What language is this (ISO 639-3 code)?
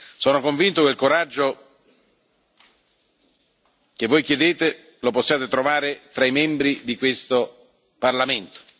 ita